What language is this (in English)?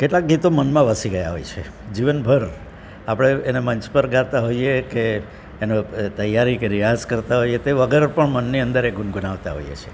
Gujarati